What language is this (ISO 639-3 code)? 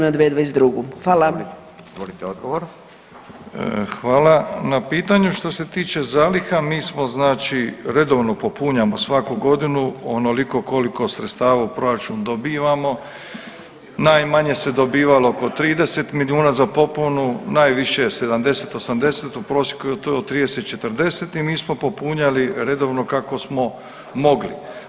hrv